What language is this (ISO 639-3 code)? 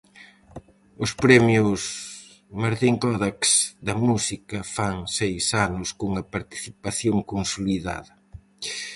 glg